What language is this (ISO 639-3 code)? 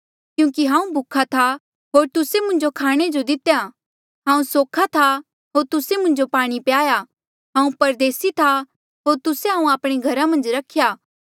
mjl